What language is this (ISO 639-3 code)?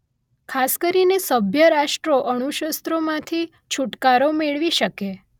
guj